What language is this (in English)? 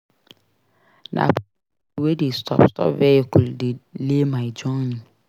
Nigerian Pidgin